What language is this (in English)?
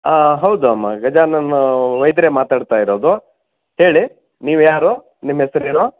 Kannada